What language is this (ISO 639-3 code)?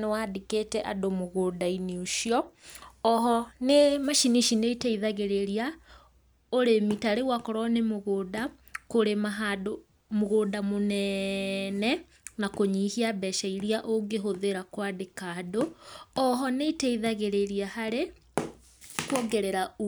kik